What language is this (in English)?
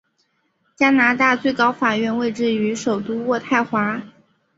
Chinese